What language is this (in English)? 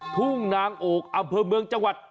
Thai